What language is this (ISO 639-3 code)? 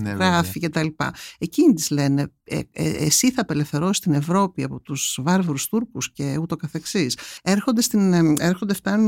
ell